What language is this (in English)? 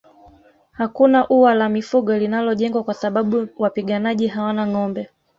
Swahili